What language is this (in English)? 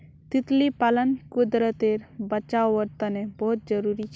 Magahi